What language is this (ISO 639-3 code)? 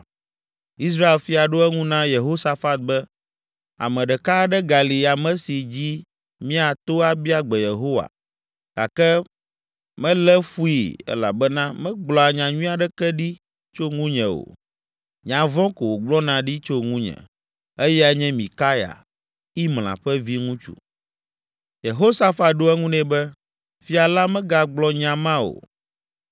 ewe